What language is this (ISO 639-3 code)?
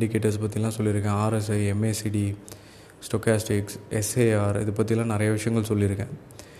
tam